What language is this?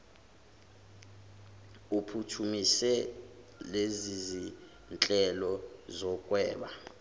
Zulu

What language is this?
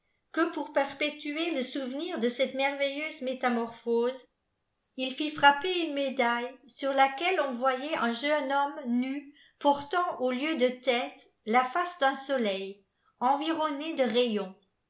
French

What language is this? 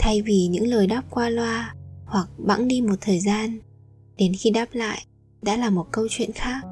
Vietnamese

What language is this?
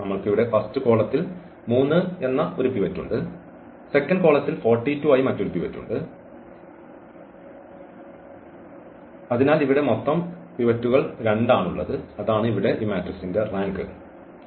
Malayalam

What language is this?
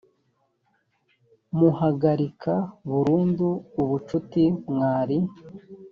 Kinyarwanda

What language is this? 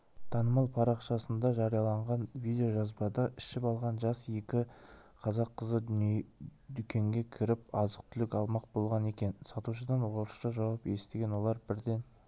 Kazakh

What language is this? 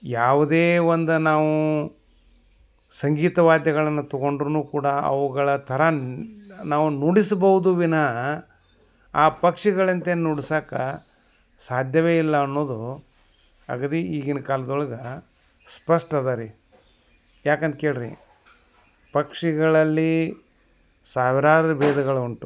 Kannada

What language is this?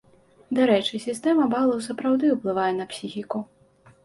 Belarusian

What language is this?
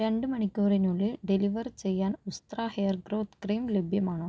Malayalam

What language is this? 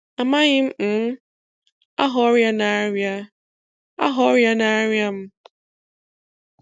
Igbo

